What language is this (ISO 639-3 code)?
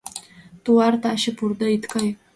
chm